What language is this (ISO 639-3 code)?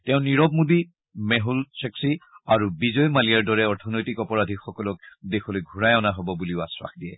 asm